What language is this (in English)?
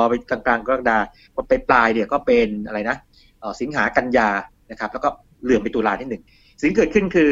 Thai